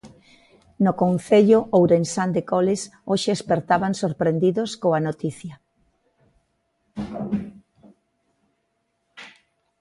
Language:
Galician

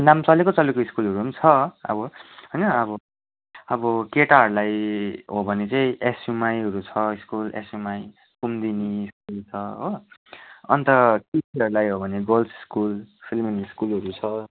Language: Nepali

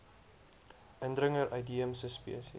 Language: Afrikaans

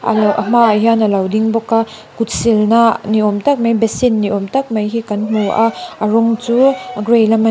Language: Mizo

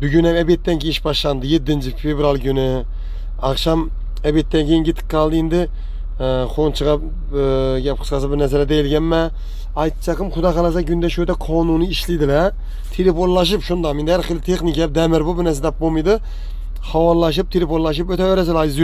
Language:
Turkish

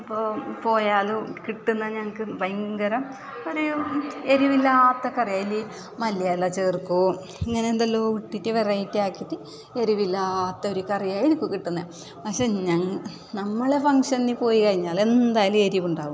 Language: Malayalam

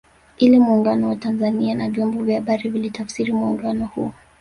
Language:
Swahili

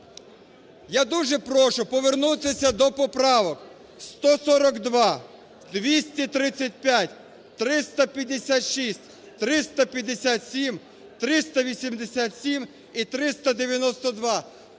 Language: Ukrainian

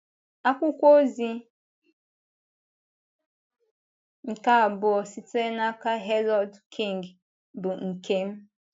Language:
Igbo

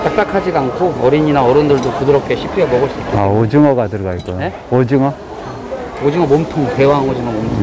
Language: Korean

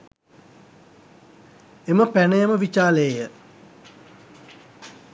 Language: Sinhala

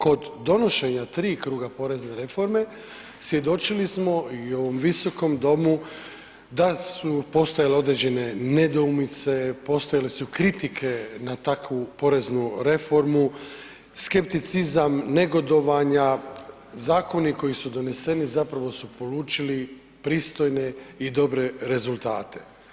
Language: Croatian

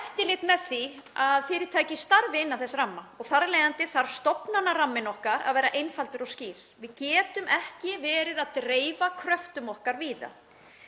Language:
Icelandic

